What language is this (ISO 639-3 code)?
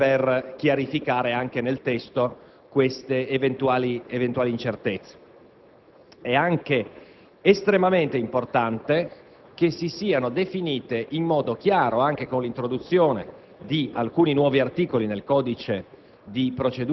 ita